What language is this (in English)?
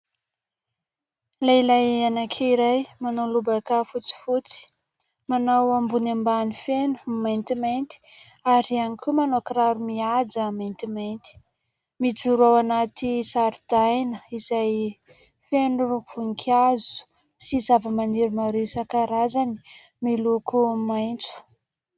Malagasy